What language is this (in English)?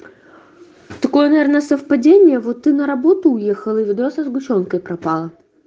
Russian